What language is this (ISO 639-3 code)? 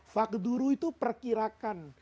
ind